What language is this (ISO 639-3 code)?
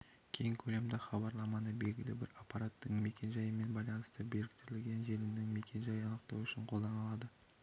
kaz